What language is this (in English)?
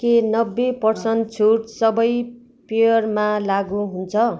Nepali